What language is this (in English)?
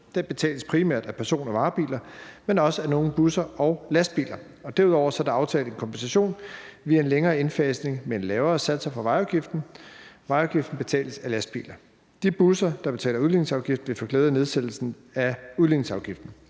Danish